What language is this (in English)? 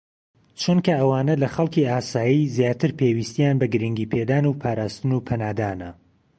Central Kurdish